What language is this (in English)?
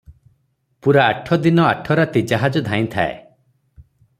Odia